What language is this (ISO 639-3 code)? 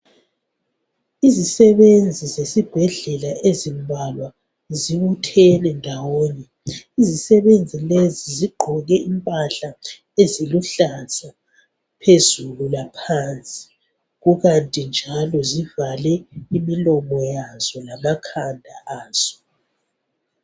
nde